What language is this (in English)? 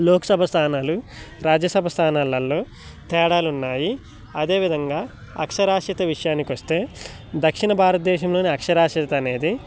Telugu